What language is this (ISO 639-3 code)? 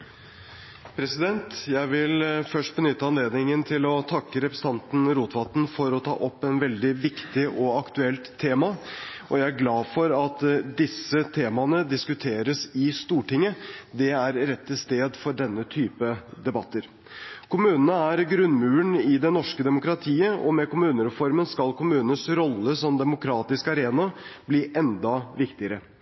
nor